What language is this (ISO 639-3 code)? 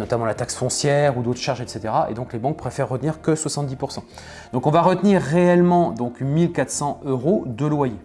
fra